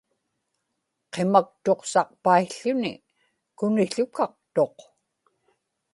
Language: Inupiaq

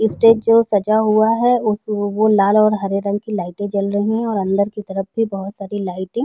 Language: Hindi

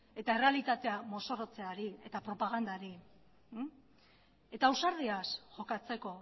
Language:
Basque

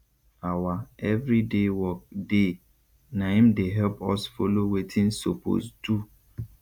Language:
Nigerian Pidgin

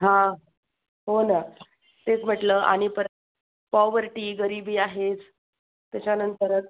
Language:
Marathi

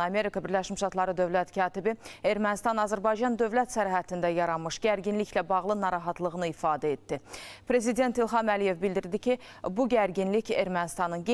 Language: Turkish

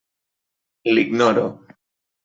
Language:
Catalan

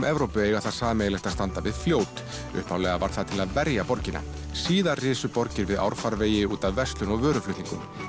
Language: Icelandic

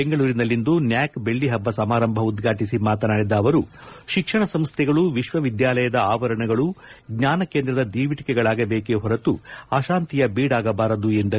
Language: Kannada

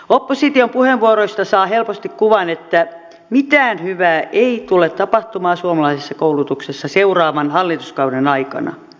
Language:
Finnish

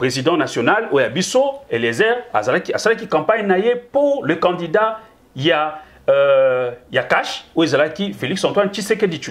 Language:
French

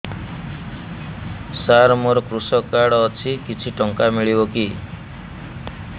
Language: Odia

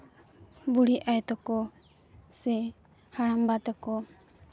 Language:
Santali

